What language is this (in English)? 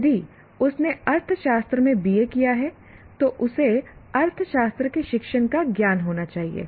Hindi